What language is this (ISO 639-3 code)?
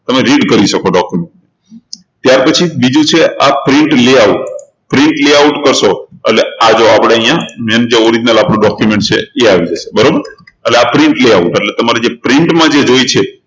guj